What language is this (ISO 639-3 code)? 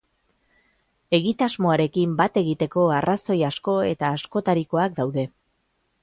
eus